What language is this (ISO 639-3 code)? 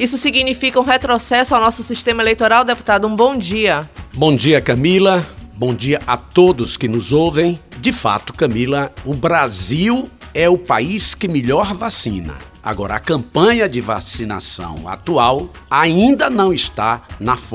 por